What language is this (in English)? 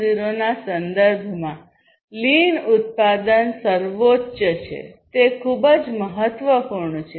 Gujarati